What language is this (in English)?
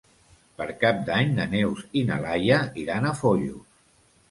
Catalan